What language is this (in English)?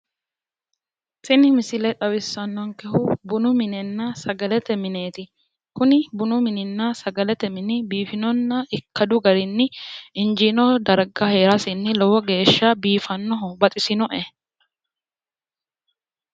Sidamo